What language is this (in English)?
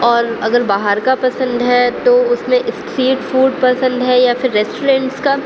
Urdu